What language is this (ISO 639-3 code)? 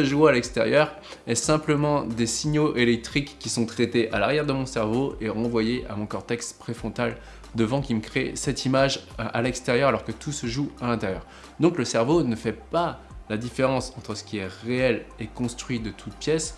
fra